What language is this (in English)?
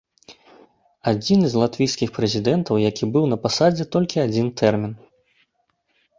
Belarusian